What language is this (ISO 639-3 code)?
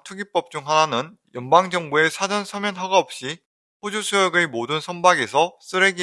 kor